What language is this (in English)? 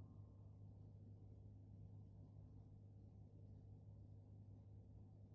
Arabic